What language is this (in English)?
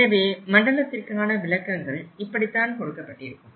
Tamil